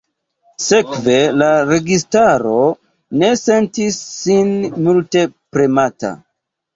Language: Esperanto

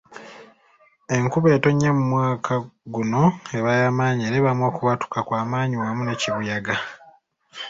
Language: Ganda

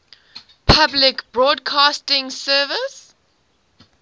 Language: English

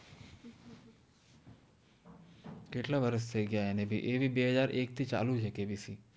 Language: Gujarati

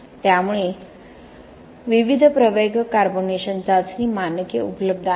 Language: Marathi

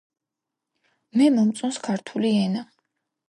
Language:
Georgian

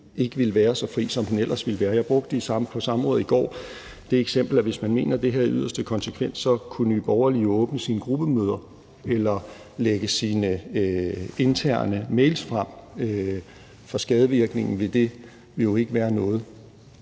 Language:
Danish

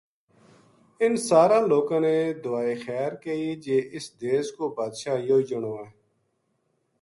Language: Gujari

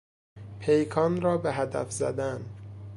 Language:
Persian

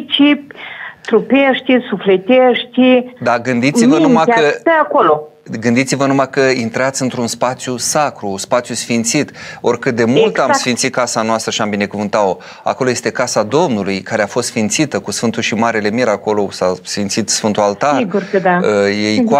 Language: Romanian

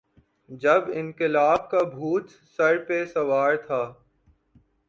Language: Urdu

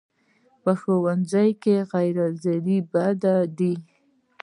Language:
Pashto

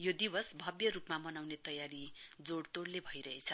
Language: Nepali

